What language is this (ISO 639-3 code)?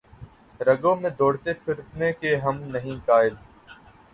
urd